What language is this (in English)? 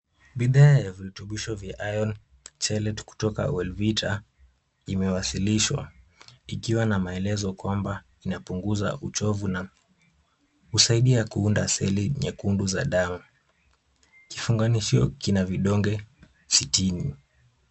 Swahili